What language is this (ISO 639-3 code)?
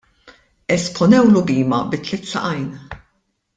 mlt